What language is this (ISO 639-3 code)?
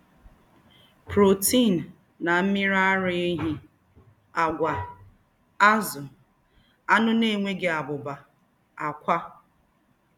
ibo